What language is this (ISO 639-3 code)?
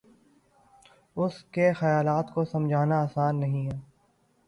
urd